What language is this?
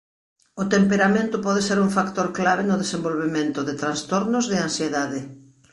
Galician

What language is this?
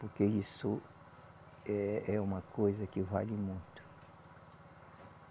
Portuguese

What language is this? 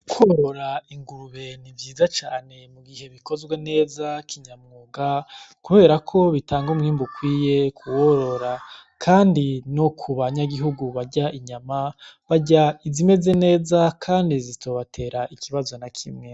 Rundi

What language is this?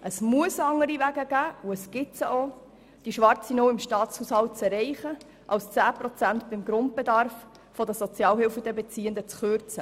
Swiss German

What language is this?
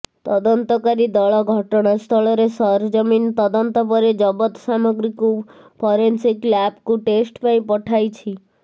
Odia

